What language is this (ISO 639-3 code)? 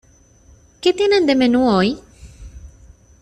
spa